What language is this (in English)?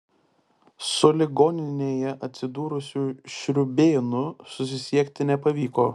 Lithuanian